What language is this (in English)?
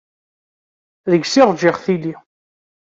Kabyle